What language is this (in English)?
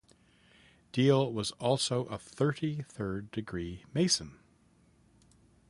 English